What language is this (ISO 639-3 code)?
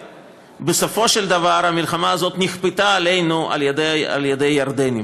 heb